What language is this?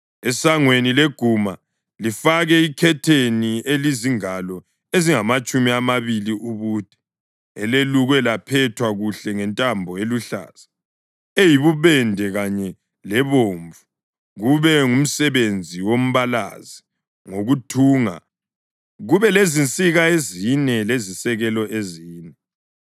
North Ndebele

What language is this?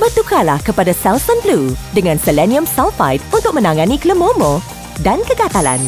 Malay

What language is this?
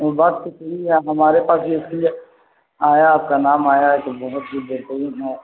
Urdu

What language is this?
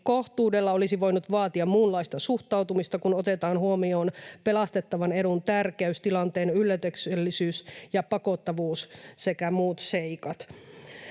Finnish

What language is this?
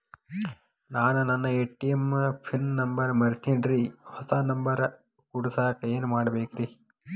Kannada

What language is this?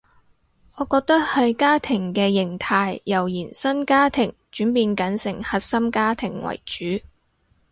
Cantonese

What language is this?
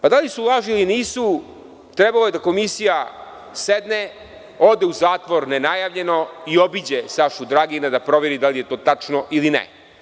Serbian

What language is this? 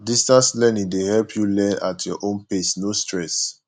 Nigerian Pidgin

